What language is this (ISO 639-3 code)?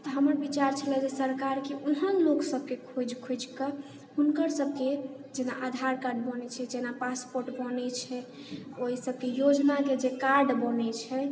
mai